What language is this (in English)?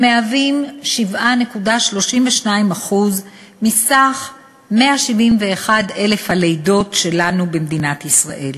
Hebrew